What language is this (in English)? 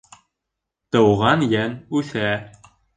Bashkir